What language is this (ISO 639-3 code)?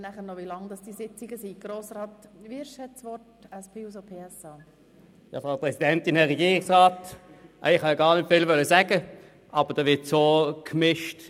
gsw